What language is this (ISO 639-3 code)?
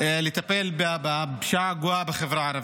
heb